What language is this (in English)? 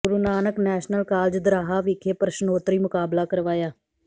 Punjabi